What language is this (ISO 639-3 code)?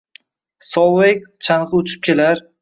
uzb